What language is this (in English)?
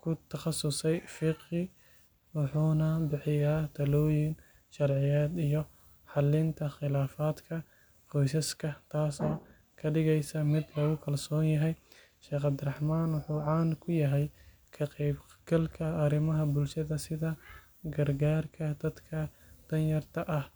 Somali